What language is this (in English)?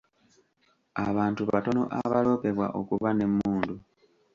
Ganda